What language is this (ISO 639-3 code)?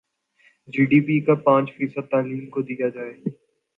urd